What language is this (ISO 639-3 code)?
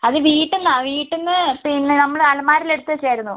mal